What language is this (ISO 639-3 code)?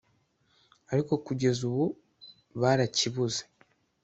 kin